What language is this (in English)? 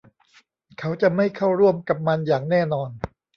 Thai